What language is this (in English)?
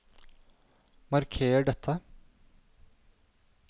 Norwegian